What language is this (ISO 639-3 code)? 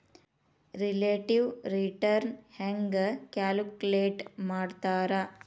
kan